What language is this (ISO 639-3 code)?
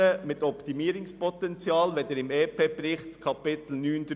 gsw